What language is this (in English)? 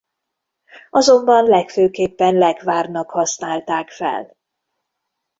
Hungarian